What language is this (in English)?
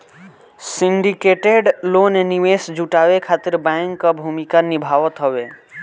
Bhojpuri